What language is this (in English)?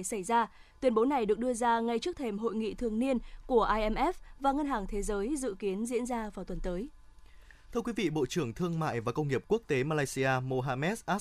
Vietnamese